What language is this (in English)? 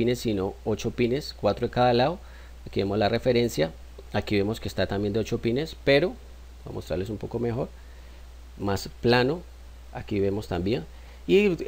Spanish